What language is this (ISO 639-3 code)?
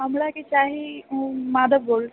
mai